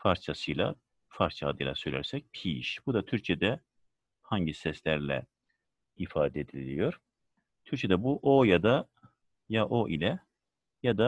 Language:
Turkish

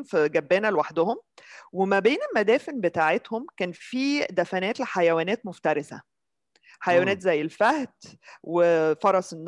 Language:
Arabic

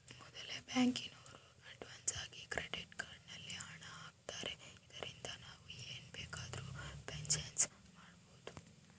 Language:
Kannada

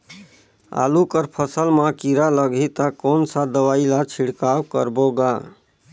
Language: Chhattisgarhi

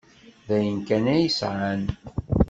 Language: Kabyle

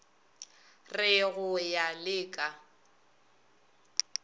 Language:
Northern Sotho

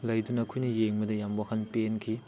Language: Manipuri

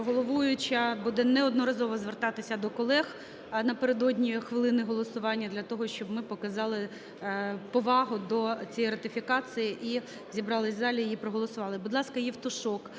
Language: Ukrainian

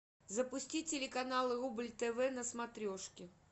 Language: Russian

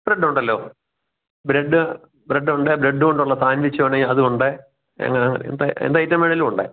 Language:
Malayalam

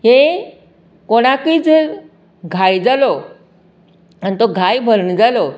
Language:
Konkani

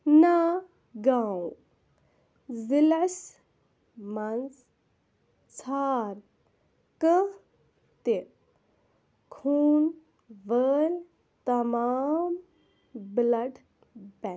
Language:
Kashmiri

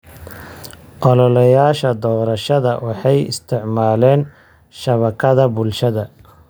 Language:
Somali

